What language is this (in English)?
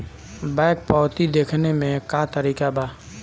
Bhojpuri